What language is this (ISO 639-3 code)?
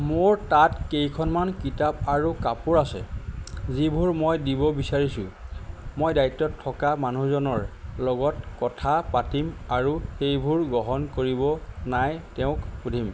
asm